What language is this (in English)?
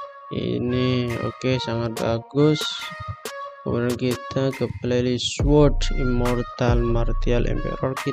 Indonesian